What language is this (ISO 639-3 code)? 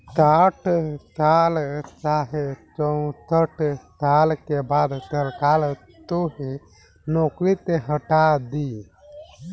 bho